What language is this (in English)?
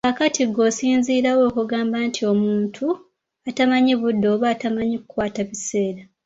Ganda